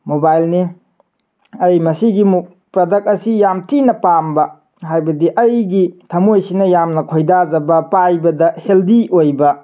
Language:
Manipuri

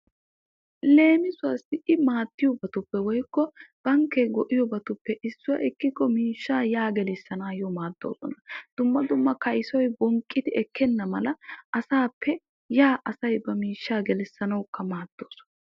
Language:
Wolaytta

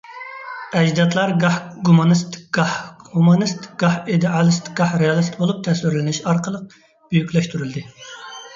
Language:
Uyghur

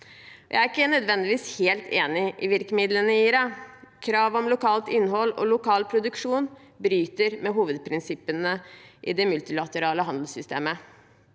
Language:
Norwegian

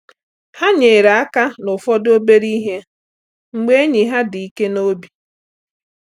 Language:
Igbo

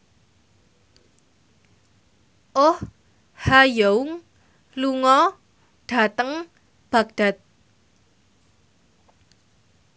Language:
Javanese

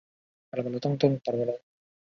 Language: Chinese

